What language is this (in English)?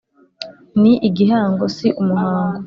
Kinyarwanda